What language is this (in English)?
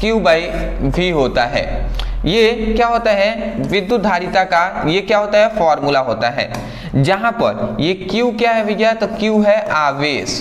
Hindi